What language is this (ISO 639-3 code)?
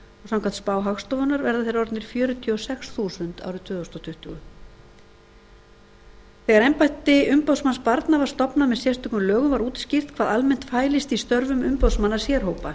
isl